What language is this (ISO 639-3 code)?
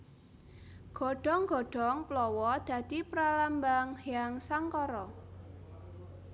jav